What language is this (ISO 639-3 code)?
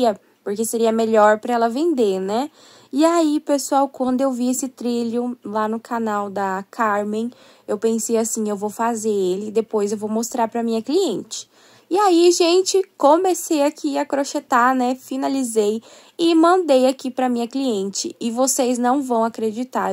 por